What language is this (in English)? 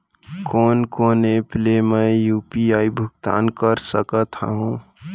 Chhattisgarhi